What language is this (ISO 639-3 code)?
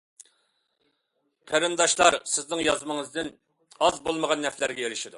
uig